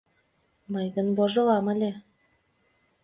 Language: Mari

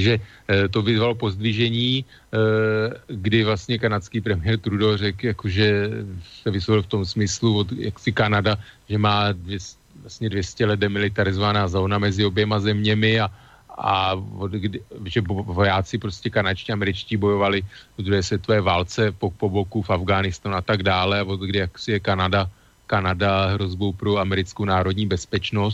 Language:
Czech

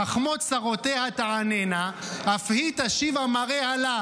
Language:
Hebrew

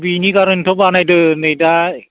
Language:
Bodo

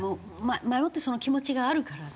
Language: Japanese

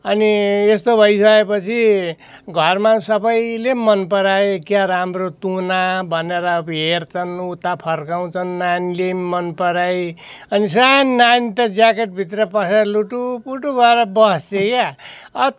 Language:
Nepali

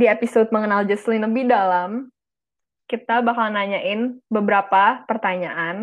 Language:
Indonesian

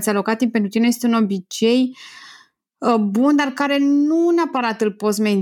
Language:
Romanian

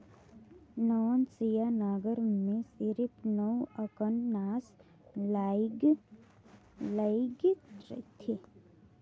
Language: Chhattisgarhi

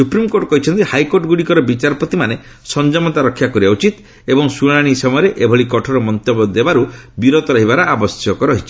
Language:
Odia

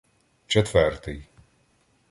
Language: Ukrainian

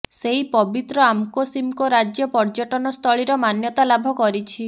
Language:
Odia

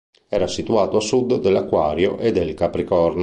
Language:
Italian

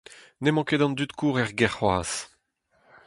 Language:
Breton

